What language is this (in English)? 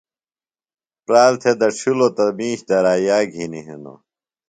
Phalura